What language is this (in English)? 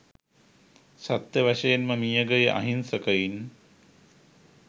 Sinhala